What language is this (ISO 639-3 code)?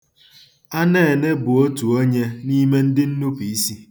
ibo